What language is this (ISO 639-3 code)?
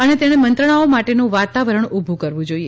guj